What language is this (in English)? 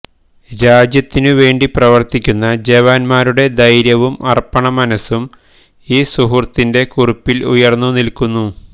Malayalam